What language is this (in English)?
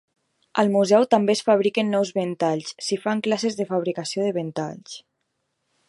Catalan